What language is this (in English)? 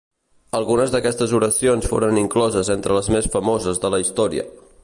Catalan